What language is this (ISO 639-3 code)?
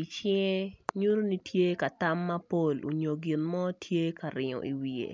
ach